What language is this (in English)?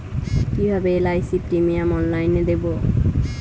Bangla